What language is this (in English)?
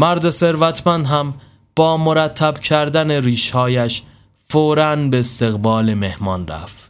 Persian